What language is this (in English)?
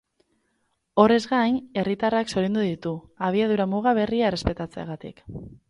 Basque